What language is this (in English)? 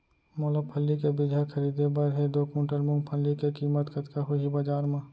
Chhattisgarhi